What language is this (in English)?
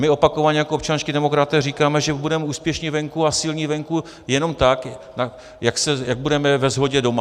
Czech